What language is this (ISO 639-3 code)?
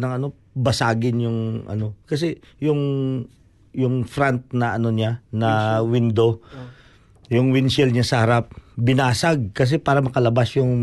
fil